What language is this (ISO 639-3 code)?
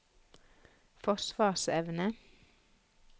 nor